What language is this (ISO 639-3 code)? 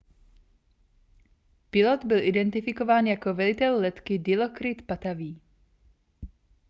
ces